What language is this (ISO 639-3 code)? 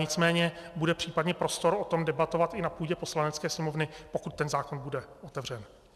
ces